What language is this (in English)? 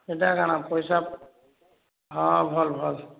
Odia